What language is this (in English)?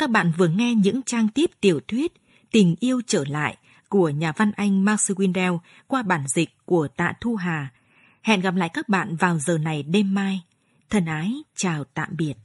Vietnamese